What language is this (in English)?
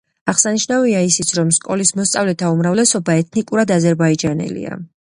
Georgian